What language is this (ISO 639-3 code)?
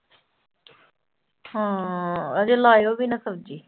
pan